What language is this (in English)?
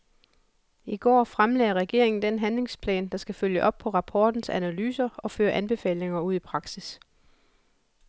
Danish